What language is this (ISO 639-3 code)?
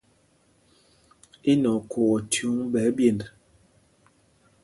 mgg